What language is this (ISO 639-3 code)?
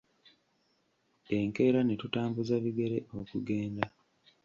lug